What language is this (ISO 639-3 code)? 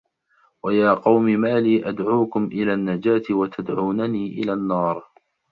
ara